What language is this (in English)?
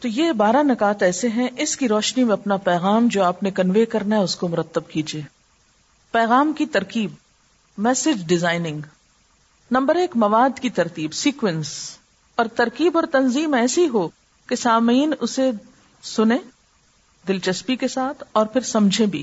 Urdu